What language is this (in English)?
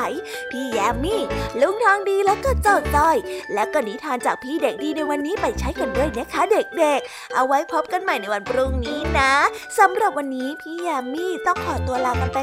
Thai